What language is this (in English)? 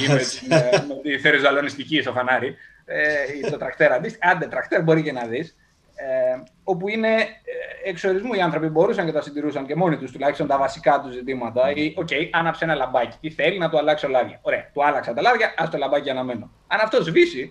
Greek